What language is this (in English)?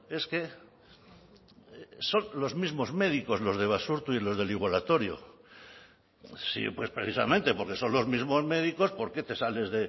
Spanish